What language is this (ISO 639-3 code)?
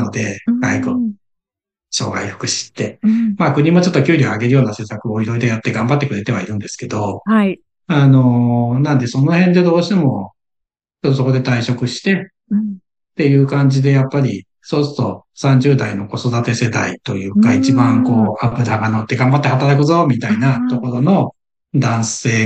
jpn